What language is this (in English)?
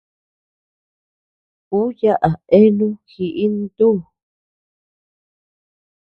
Tepeuxila Cuicatec